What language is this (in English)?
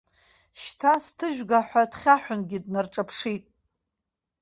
Abkhazian